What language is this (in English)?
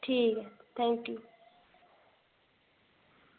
Dogri